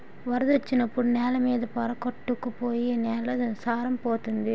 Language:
Telugu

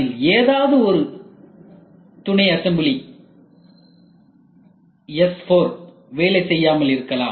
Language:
Tamil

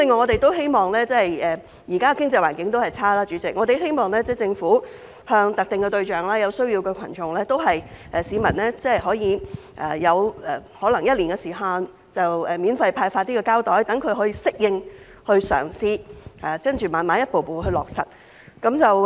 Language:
Cantonese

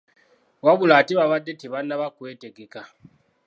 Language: Ganda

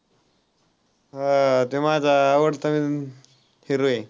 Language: Marathi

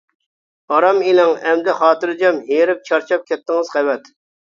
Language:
Uyghur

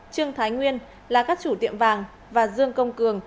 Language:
Vietnamese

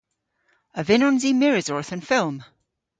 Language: Cornish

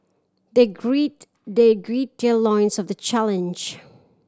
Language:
English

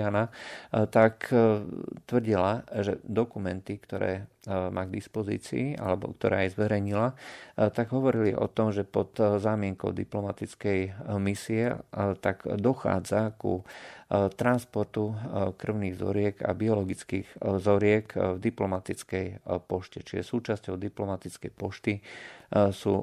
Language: Slovak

